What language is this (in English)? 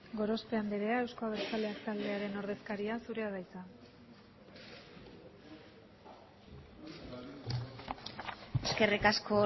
Basque